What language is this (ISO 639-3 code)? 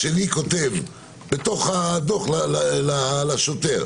heb